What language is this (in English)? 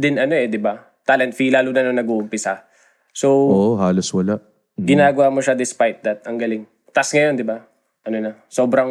Filipino